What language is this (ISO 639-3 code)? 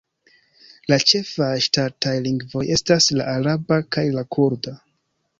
epo